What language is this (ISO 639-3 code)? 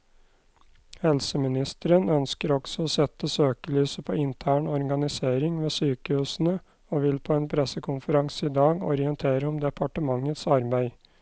nor